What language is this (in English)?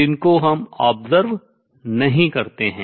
Hindi